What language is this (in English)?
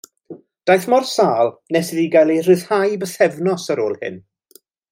Welsh